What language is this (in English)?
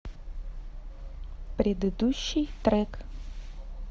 Russian